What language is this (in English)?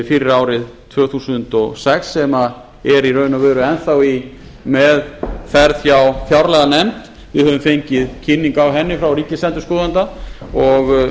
Icelandic